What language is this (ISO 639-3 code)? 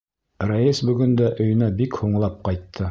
bak